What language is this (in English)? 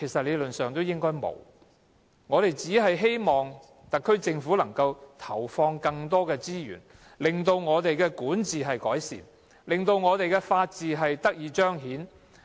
Cantonese